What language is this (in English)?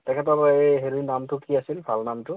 Assamese